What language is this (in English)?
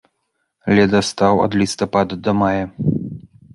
Belarusian